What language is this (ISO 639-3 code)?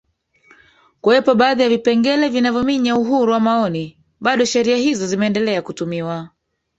swa